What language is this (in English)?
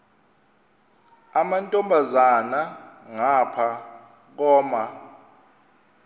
Xhosa